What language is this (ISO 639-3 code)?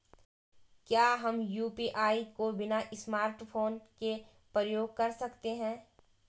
hin